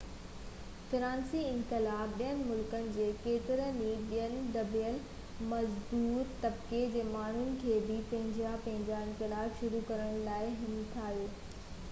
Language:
Sindhi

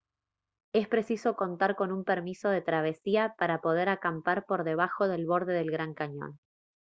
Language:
Spanish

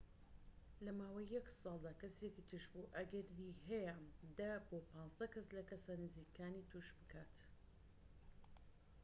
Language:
Central Kurdish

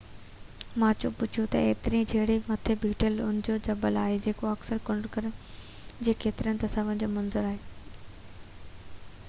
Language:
Sindhi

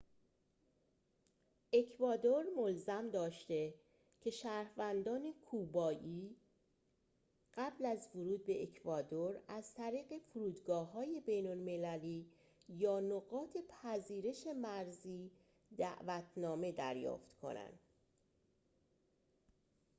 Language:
Persian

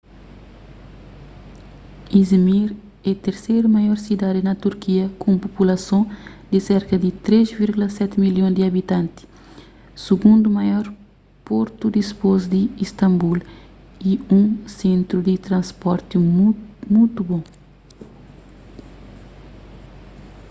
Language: Kabuverdianu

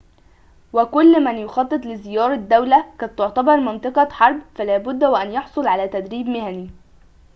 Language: Arabic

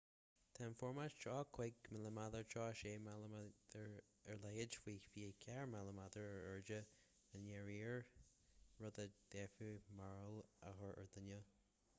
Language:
Irish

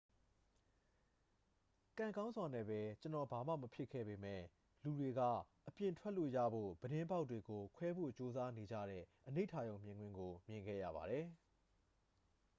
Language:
Burmese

